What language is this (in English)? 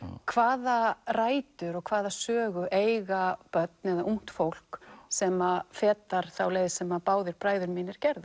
Icelandic